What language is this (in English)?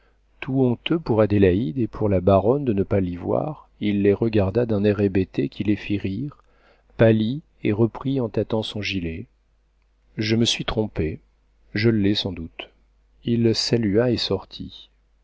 French